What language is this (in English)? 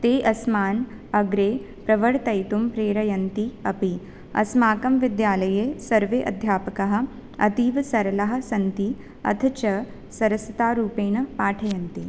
Sanskrit